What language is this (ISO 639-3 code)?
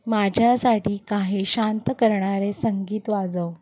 mar